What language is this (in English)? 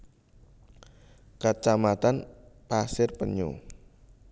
Javanese